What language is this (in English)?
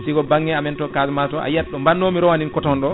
Fula